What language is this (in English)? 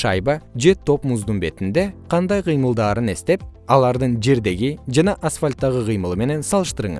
Kyrgyz